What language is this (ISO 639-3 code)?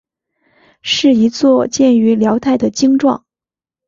zho